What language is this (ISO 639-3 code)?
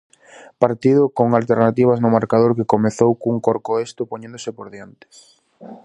glg